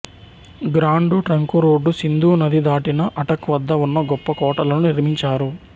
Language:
Telugu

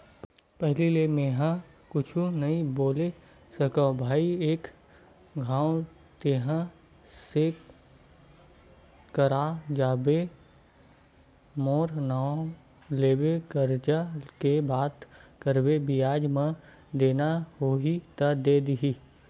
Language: Chhattisgarhi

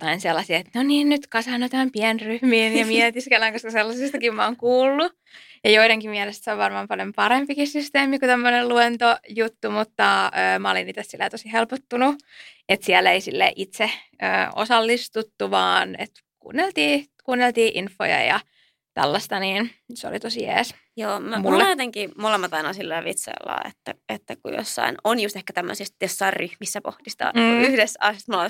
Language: Finnish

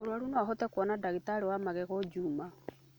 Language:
Kikuyu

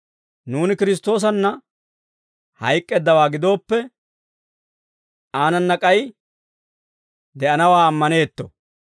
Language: Dawro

